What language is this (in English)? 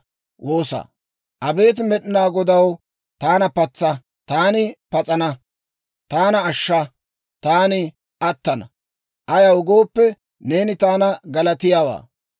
Dawro